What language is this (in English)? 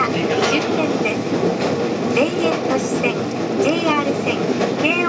Japanese